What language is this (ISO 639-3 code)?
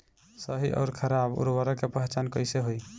bho